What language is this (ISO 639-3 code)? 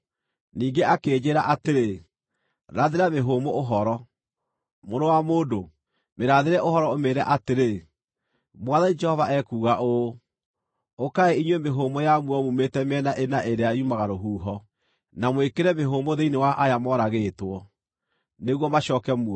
kik